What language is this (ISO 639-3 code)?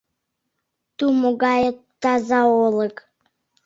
chm